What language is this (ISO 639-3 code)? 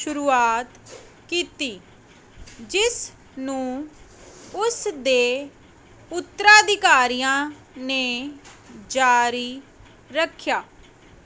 pan